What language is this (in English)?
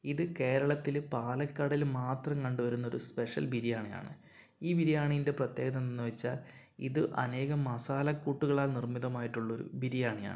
Malayalam